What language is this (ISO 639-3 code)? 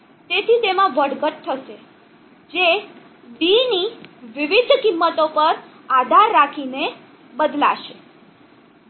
guj